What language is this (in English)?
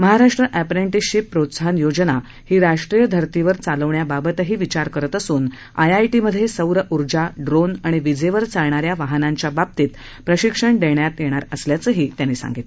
Marathi